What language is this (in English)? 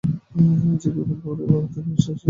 Bangla